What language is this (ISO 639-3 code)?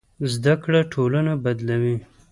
pus